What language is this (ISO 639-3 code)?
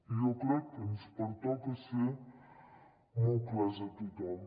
cat